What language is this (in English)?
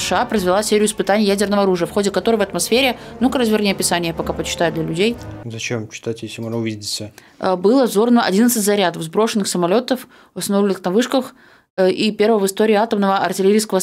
Russian